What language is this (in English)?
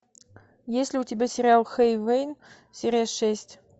Russian